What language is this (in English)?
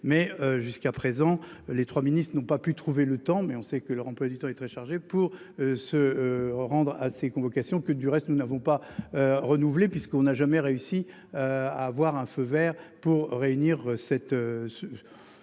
French